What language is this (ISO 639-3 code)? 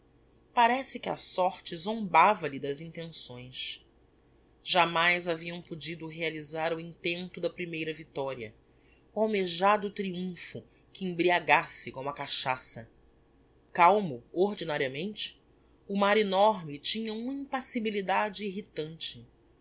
por